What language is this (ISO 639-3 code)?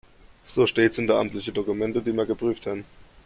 deu